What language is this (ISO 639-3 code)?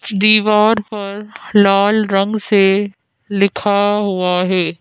hin